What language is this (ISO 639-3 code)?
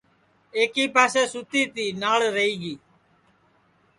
ssi